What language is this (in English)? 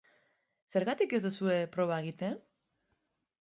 Basque